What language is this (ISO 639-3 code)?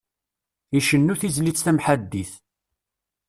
kab